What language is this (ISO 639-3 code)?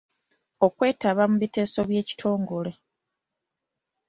lug